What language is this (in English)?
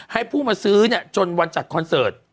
Thai